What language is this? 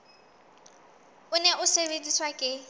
Southern Sotho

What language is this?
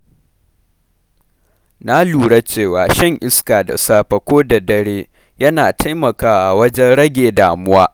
Hausa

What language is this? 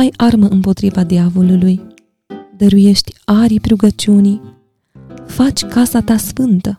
Romanian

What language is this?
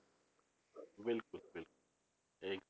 Punjabi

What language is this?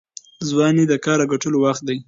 Pashto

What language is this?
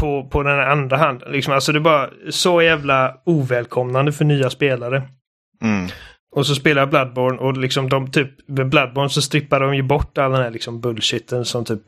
Swedish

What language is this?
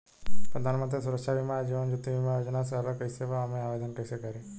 Bhojpuri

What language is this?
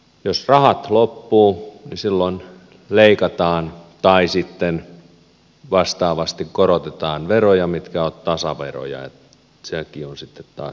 Finnish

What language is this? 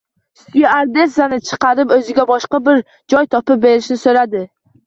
Uzbek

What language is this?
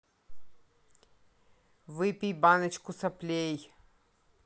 Russian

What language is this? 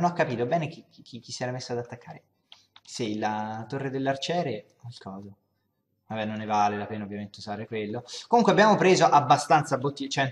Italian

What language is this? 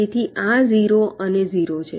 Gujarati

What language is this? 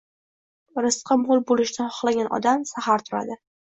Uzbek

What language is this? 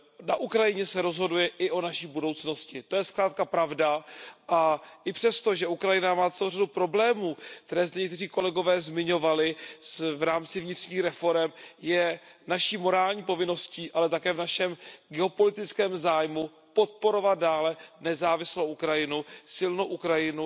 Czech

